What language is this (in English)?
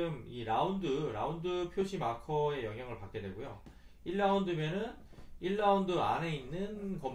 Korean